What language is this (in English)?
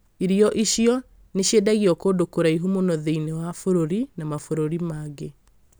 Kikuyu